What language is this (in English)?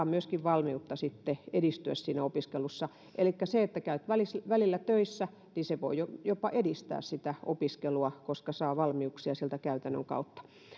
Finnish